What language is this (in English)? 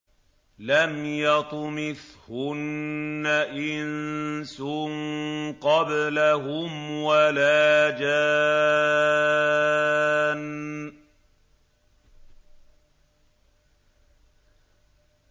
Arabic